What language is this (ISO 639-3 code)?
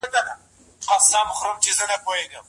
pus